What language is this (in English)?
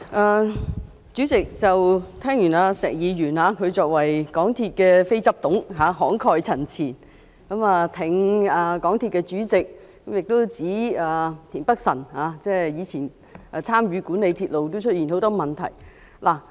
Cantonese